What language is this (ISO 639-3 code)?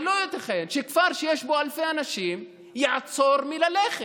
heb